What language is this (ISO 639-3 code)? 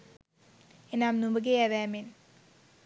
sin